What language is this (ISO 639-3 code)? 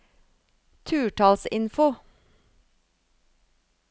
nor